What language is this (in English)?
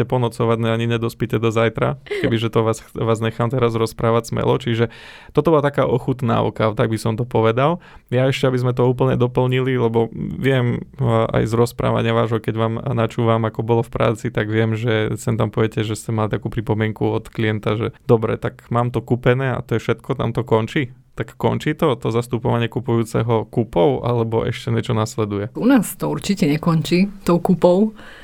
Slovak